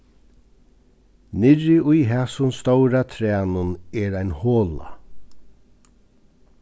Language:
Faroese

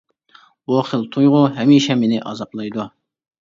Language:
Uyghur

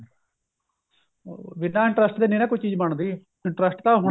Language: Punjabi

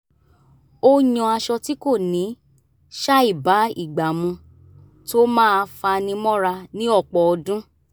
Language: Yoruba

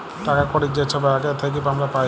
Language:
Bangla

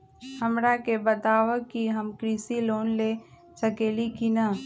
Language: Magahi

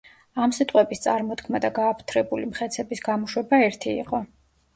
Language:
Georgian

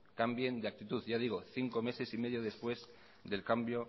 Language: Spanish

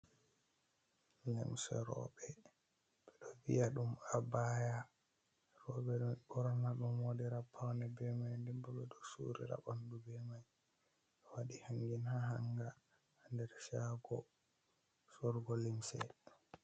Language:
Fula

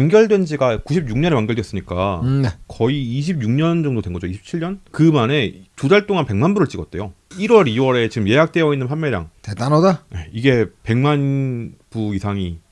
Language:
Korean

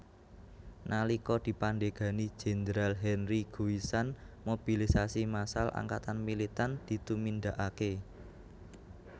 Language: Javanese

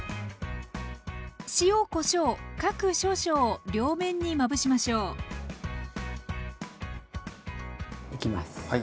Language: Japanese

